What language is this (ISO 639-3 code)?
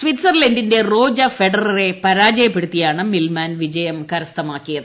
mal